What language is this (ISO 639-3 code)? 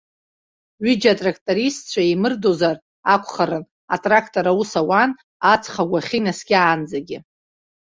abk